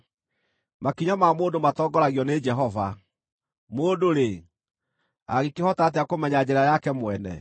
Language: Kikuyu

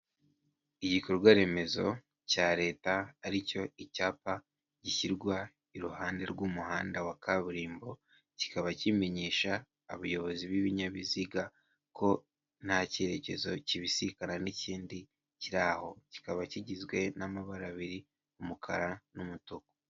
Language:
Kinyarwanda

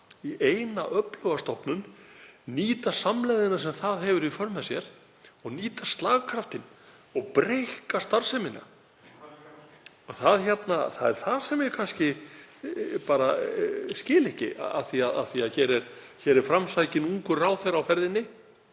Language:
Icelandic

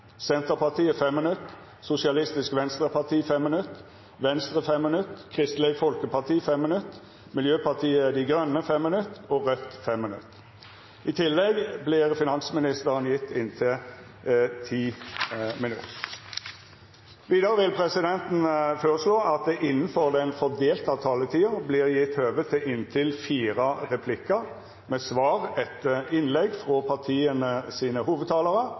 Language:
Norwegian Nynorsk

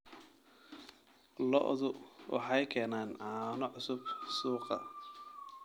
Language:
Somali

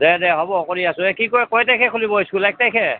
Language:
Assamese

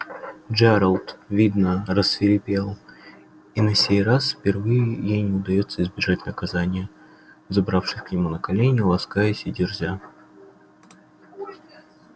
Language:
Russian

